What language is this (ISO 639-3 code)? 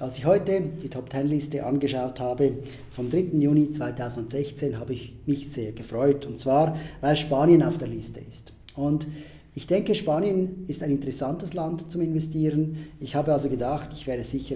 deu